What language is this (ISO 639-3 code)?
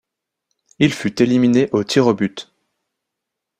fra